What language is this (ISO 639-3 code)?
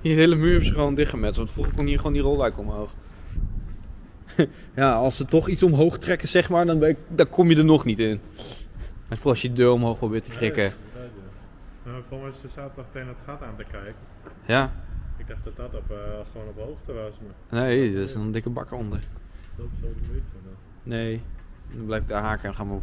nld